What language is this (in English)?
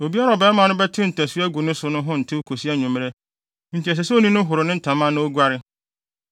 Akan